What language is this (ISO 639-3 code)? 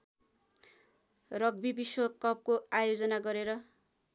nep